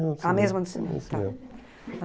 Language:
Portuguese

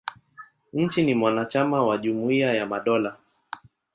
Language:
Swahili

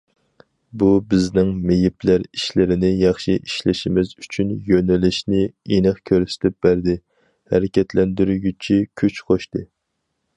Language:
Uyghur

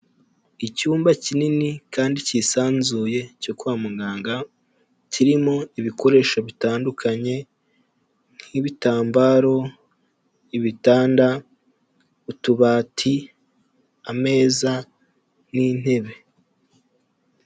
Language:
Kinyarwanda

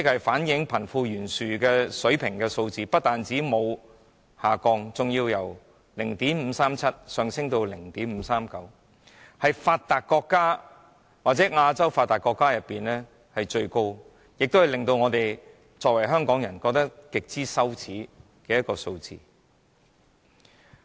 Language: Cantonese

